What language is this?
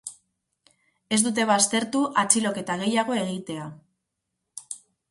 Basque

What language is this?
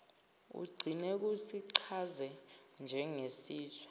Zulu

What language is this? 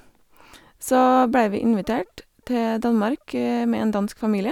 Norwegian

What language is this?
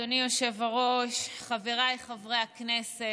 Hebrew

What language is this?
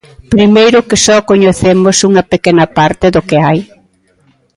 Galician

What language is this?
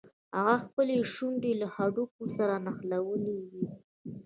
Pashto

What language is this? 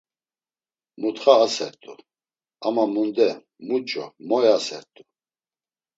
Laz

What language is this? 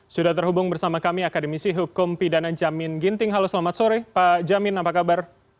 Indonesian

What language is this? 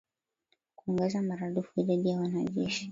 Swahili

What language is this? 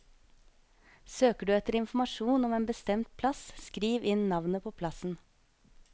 Norwegian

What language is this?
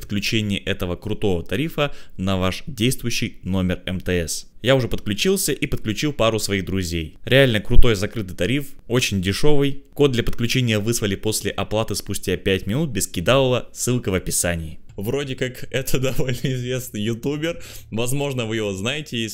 Russian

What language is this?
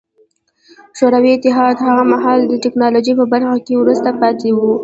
Pashto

